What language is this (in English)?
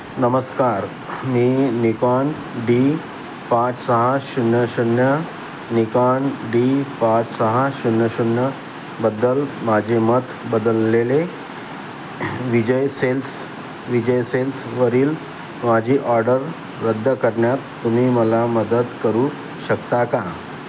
Marathi